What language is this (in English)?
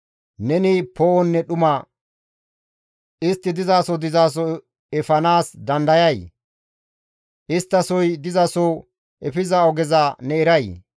Gamo